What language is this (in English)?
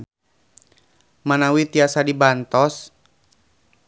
Sundanese